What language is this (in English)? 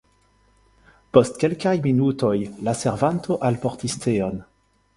Esperanto